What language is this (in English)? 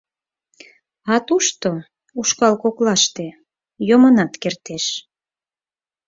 Mari